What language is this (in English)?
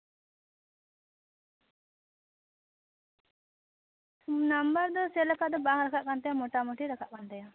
Santali